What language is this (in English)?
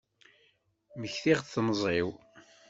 Kabyle